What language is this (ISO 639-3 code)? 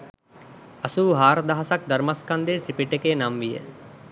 sin